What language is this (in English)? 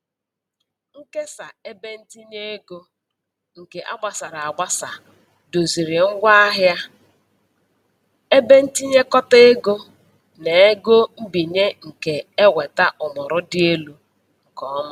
Igbo